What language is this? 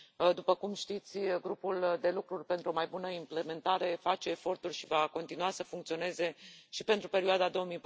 Romanian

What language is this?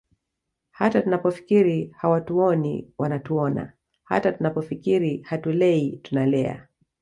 Swahili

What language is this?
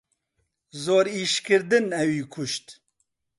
Central Kurdish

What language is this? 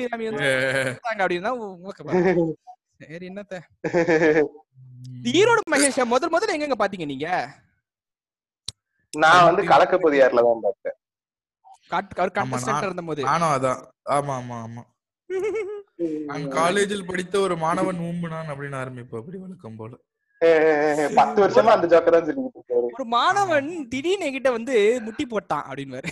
Tamil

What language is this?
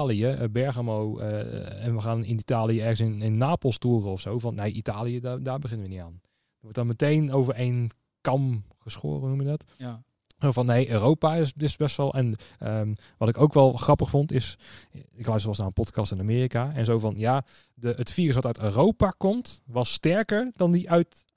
Dutch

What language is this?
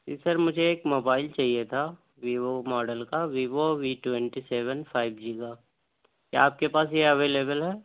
Urdu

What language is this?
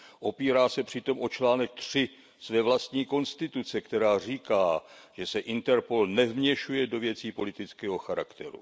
Czech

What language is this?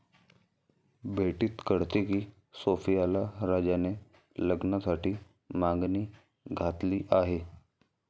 Marathi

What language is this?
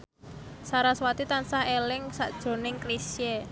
Javanese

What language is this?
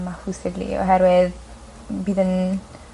Welsh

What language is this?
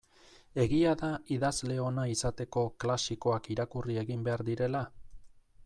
Basque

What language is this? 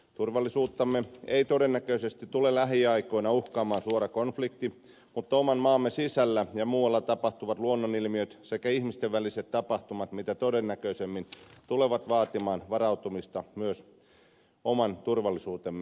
Finnish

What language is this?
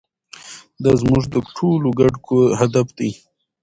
Pashto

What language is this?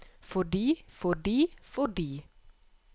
Norwegian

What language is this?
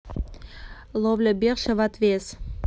Russian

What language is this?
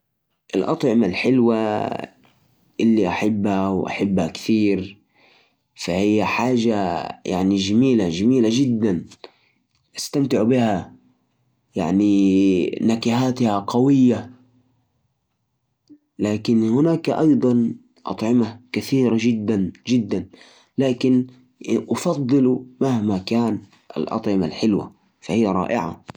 Najdi Arabic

